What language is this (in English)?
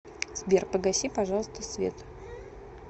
Russian